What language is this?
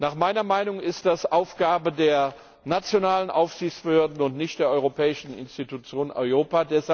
German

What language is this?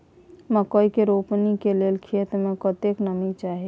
Maithili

